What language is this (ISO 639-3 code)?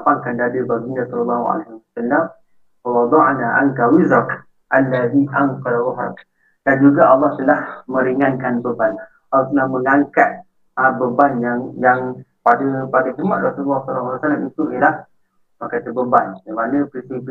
msa